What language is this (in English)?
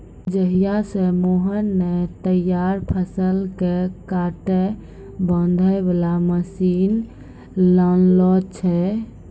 Maithili